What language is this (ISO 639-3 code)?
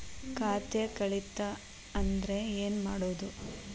kan